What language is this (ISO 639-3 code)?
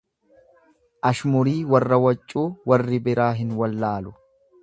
orm